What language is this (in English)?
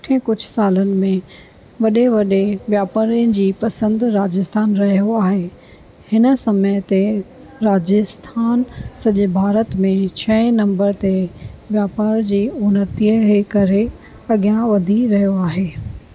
Sindhi